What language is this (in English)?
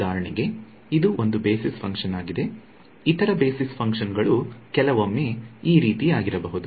Kannada